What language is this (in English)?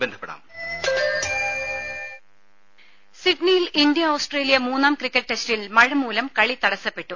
Malayalam